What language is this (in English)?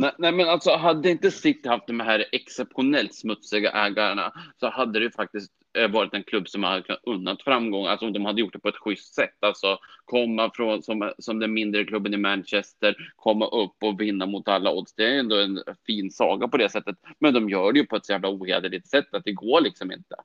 Swedish